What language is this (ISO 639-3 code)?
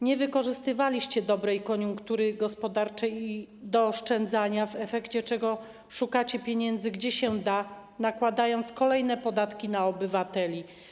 pol